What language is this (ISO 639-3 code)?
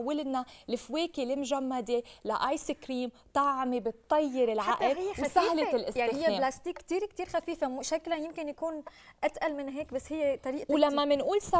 ara